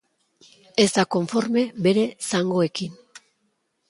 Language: Basque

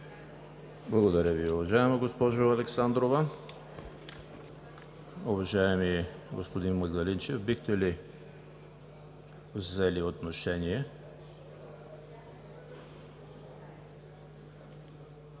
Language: Bulgarian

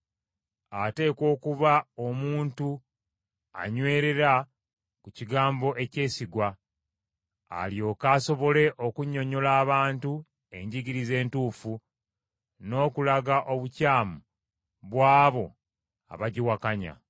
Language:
Ganda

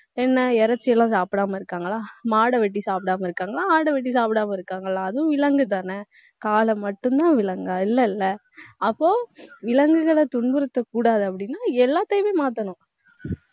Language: Tamil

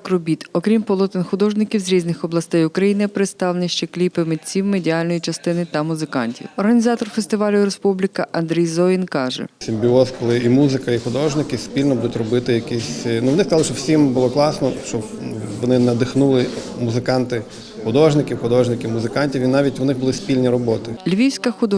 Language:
Ukrainian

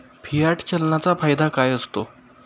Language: Marathi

